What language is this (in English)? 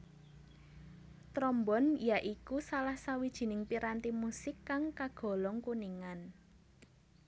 Javanese